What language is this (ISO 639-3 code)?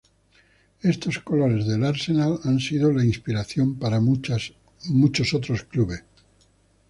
spa